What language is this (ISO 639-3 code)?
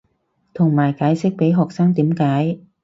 yue